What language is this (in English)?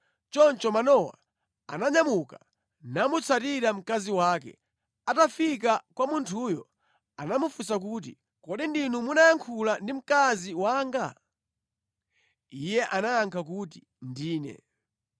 Nyanja